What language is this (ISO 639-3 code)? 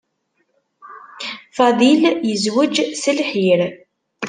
kab